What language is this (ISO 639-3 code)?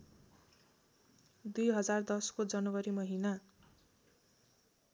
nep